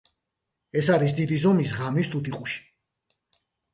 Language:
Georgian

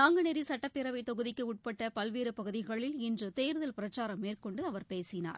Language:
Tamil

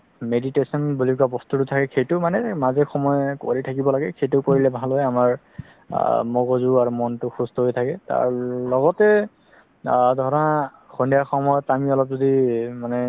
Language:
Assamese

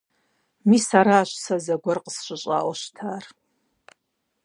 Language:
Kabardian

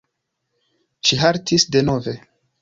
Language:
Esperanto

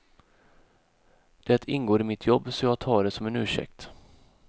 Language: Swedish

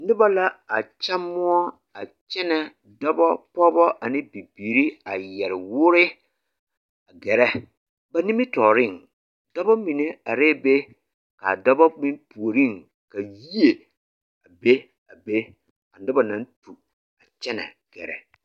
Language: Southern Dagaare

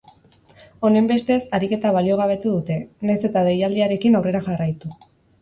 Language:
Basque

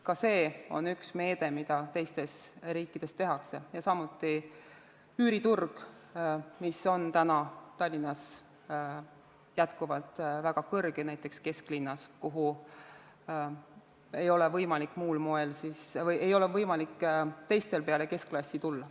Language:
Estonian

